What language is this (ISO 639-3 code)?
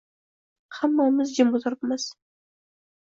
uzb